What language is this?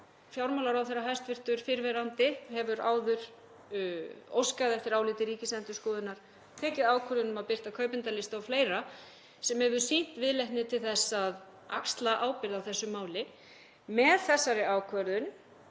Icelandic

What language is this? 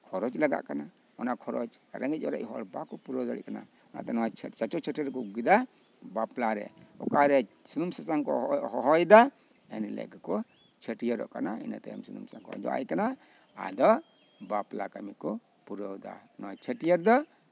Santali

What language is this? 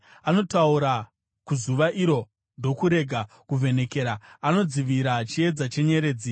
Shona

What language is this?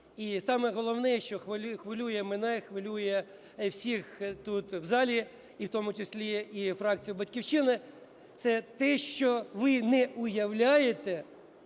Ukrainian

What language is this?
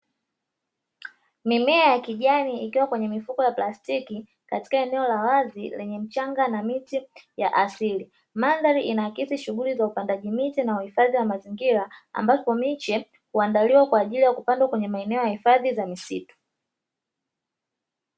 Swahili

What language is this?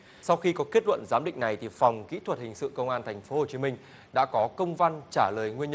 Vietnamese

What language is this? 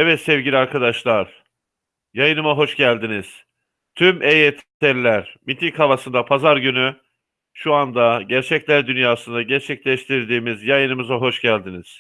Turkish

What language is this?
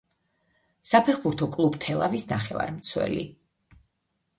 Georgian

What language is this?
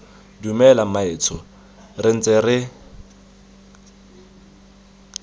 Tswana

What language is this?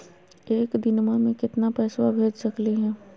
Magahi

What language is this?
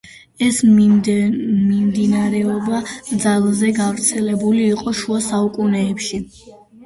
Georgian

